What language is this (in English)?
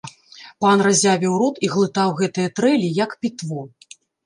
Belarusian